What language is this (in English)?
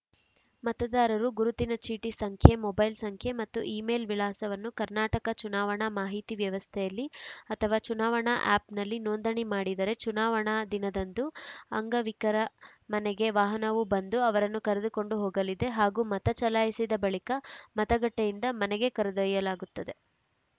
Kannada